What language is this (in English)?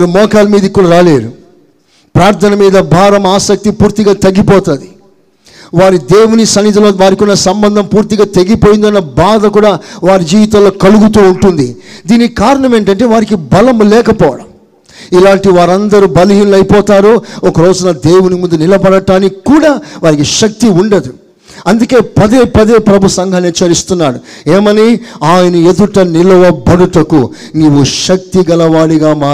Telugu